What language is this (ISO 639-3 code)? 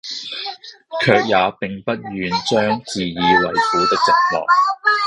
yue